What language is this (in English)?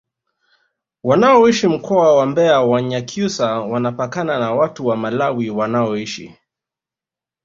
Swahili